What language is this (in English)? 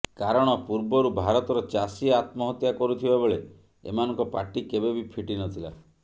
Odia